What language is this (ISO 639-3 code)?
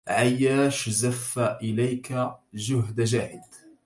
ara